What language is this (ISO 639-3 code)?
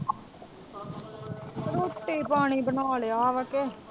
pan